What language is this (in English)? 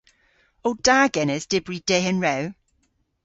Cornish